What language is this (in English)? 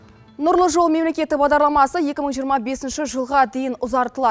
Kazakh